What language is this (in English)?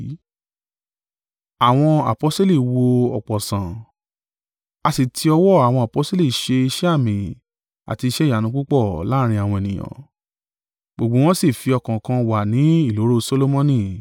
Yoruba